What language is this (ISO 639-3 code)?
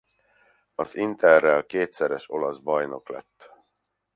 hun